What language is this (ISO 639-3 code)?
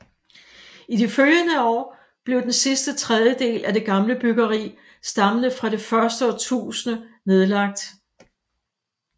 dan